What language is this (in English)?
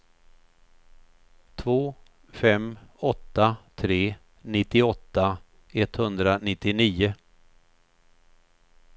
Swedish